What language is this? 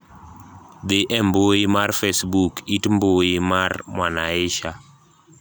Luo (Kenya and Tanzania)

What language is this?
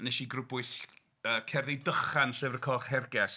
Welsh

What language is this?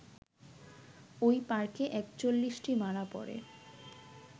Bangla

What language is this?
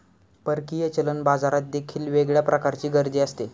Marathi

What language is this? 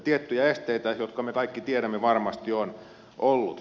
Finnish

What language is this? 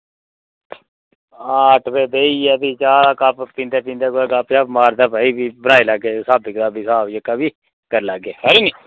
Dogri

